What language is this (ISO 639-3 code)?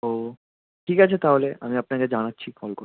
ben